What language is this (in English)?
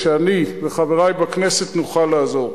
Hebrew